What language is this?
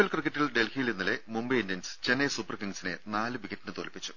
Malayalam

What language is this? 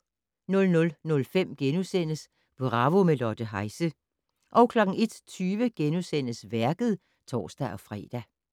Danish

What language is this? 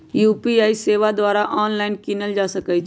Magahi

